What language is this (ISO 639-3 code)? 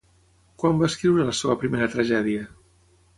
cat